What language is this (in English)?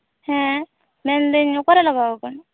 Santali